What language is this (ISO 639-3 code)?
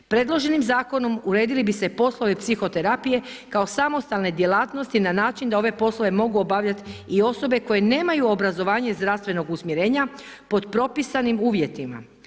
hrv